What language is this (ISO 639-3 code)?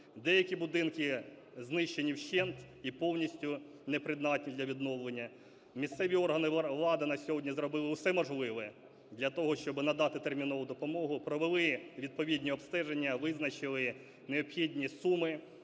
ukr